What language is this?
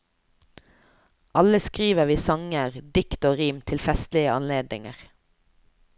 Norwegian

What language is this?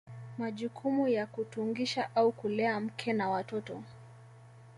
Swahili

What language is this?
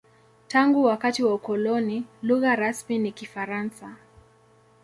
Swahili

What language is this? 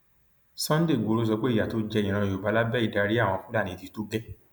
Yoruba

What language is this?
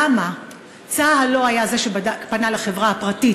Hebrew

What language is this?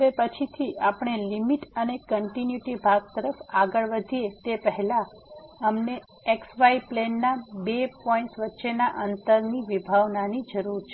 Gujarati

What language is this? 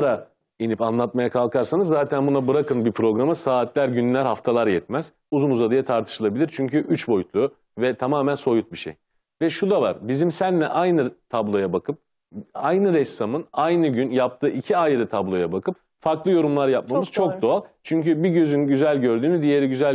Turkish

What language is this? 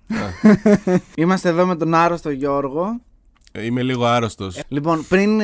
Greek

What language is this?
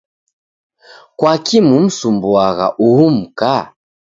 Taita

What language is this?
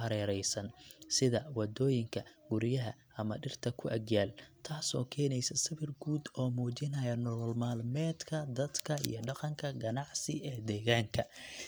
Somali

